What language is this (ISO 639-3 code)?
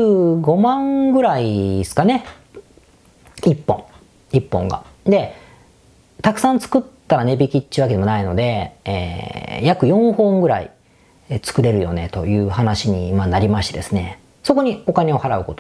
jpn